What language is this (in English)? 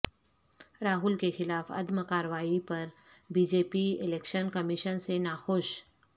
Urdu